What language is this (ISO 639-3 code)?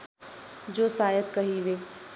nep